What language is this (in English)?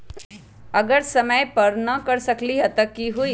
Magahi